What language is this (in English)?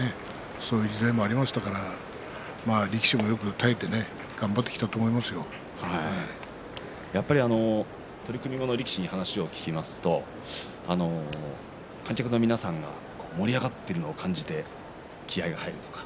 Japanese